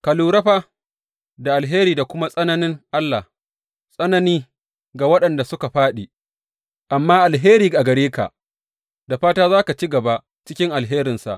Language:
Hausa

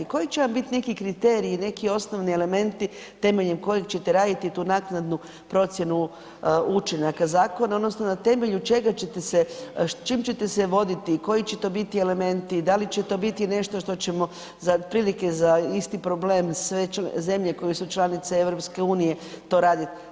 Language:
Croatian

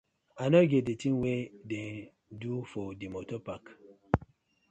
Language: Nigerian Pidgin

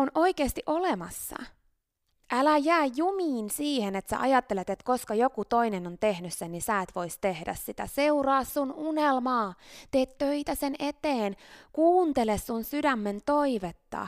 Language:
Finnish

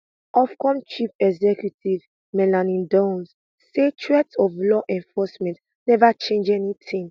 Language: Nigerian Pidgin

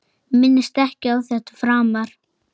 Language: Icelandic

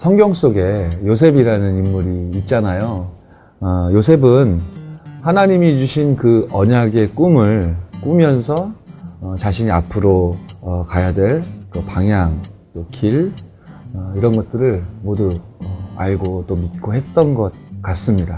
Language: Korean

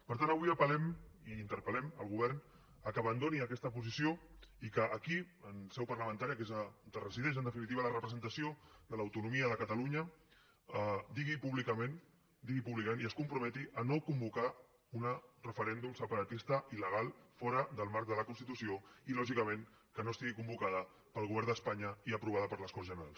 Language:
Catalan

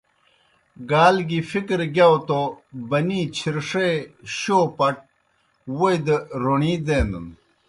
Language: Kohistani Shina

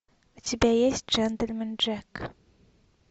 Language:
Russian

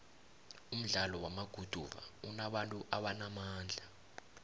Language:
South Ndebele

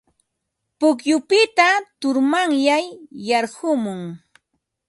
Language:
Ambo-Pasco Quechua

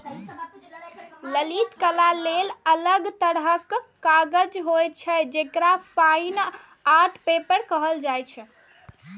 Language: Maithili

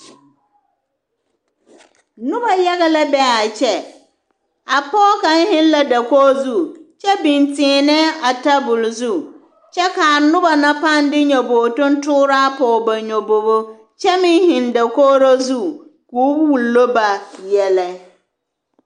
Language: Southern Dagaare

